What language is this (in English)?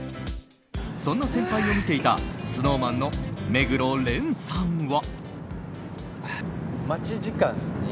Japanese